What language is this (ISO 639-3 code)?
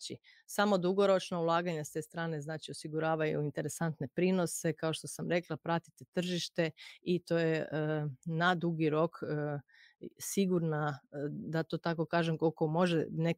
hrv